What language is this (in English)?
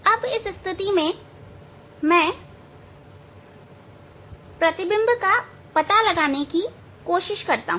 Hindi